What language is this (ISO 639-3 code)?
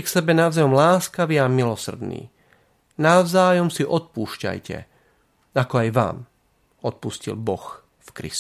slk